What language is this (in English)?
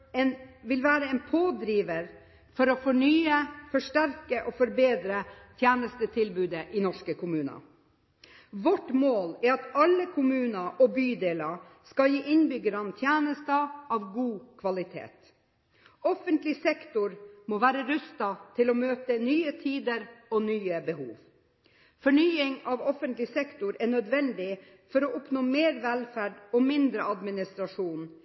Norwegian Bokmål